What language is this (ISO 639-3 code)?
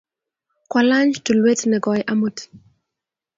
kln